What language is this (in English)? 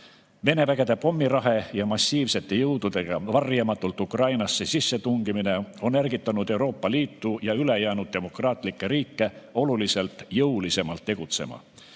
Estonian